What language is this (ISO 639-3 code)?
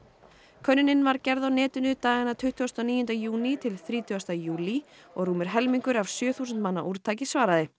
isl